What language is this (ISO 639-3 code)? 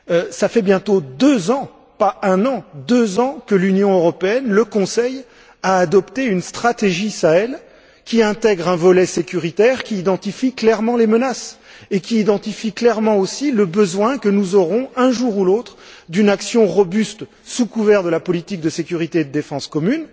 fra